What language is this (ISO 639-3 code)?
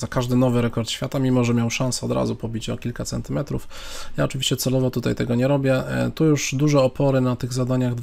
pol